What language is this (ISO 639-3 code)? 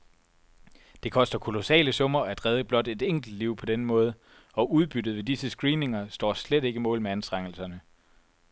dan